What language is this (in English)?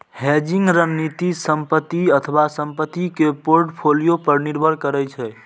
Maithili